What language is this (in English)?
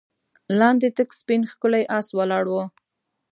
Pashto